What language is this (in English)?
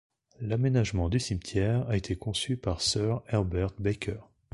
French